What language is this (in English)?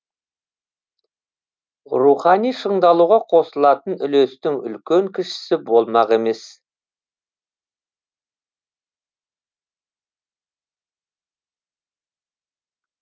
Kazakh